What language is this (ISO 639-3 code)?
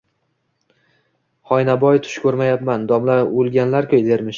uzb